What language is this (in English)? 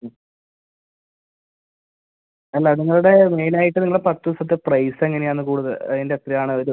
Malayalam